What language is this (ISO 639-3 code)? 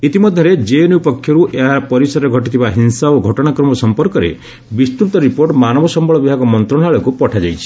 ori